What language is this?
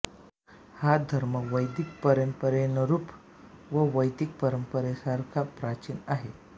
Marathi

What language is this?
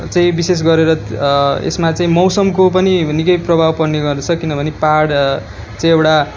Nepali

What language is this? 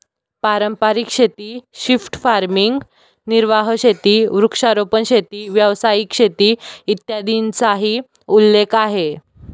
Marathi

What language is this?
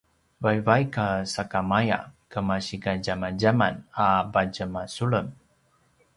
Paiwan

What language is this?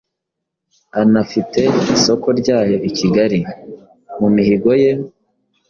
Kinyarwanda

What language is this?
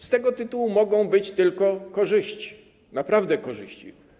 Polish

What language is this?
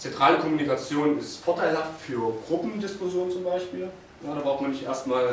German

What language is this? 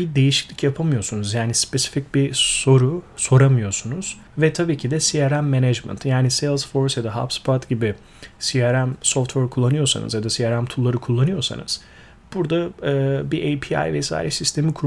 Turkish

